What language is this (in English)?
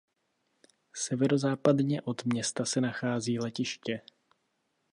Czech